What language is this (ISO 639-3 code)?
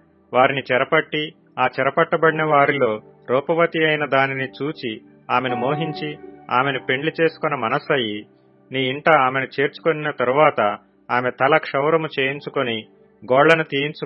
tel